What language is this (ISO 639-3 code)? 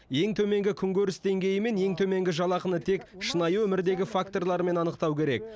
kaz